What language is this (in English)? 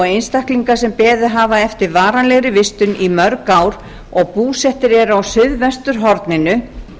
Icelandic